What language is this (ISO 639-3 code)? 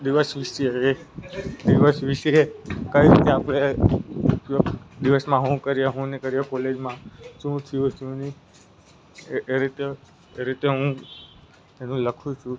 guj